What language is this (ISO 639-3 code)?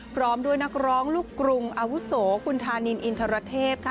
tha